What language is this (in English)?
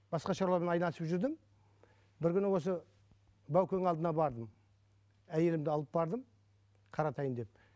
Kazakh